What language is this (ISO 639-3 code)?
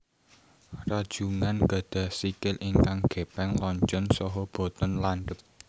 jav